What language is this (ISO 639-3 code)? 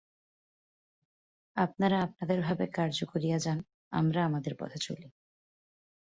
ben